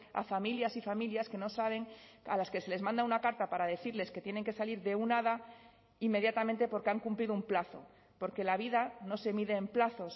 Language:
Spanish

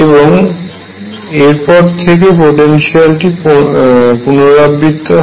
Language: Bangla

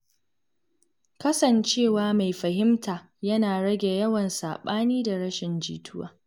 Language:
Hausa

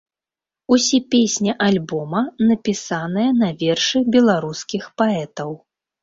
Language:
Belarusian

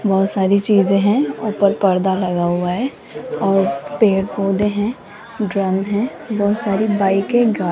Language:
Hindi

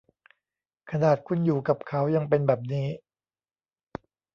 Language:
Thai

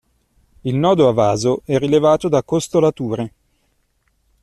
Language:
Italian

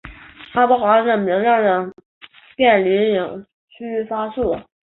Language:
Chinese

